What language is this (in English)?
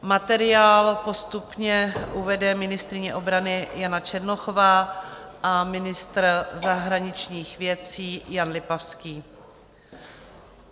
Czech